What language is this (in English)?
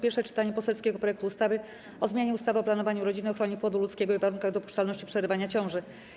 Polish